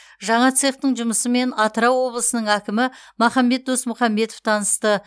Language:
Kazakh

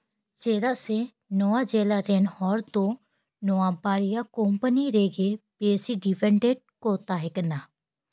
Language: Santali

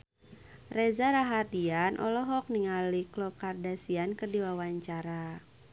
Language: Sundanese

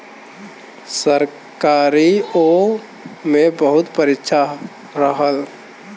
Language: Bhojpuri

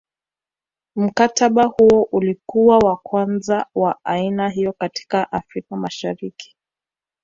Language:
Swahili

